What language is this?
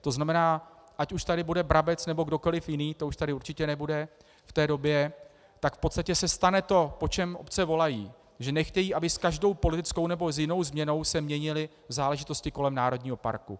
Czech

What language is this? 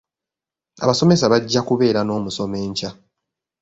Ganda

